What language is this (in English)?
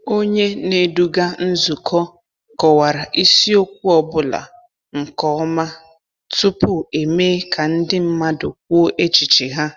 Igbo